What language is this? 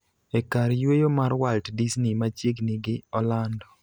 Luo (Kenya and Tanzania)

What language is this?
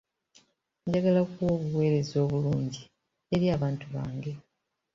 Ganda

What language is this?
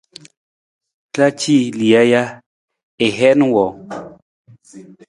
Nawdm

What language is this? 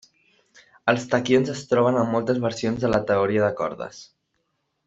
Catalan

